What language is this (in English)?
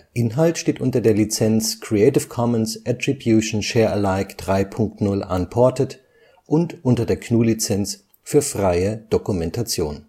German